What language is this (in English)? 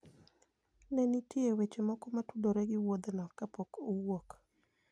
Luo (Kenya and Tanzania)